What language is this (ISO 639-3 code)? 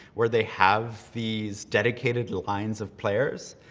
eng